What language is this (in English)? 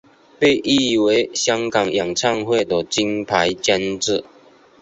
Chinese